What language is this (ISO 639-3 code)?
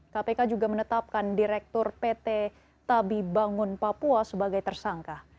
ind